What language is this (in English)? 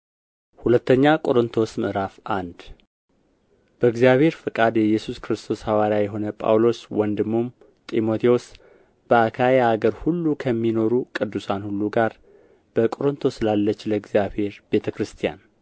Amharic